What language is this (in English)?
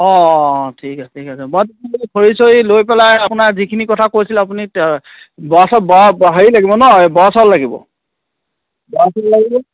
Assamese